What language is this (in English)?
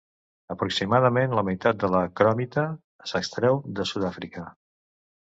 Catalan